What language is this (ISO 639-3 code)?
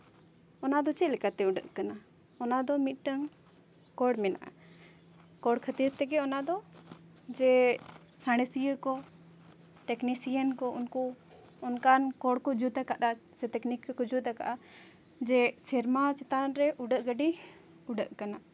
sat